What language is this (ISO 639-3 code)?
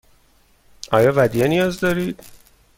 fas